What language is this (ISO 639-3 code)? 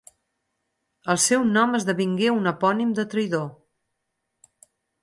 cat